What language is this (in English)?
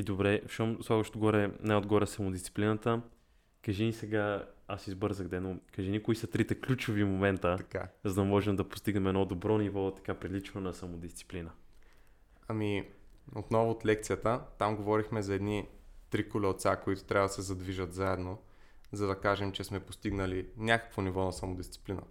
Bulgarian